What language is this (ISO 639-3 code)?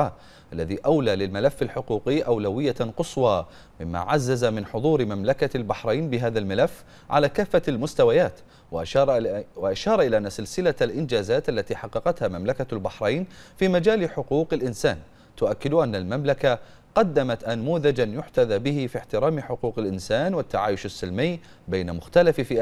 ara